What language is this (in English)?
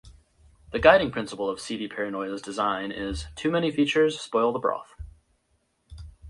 English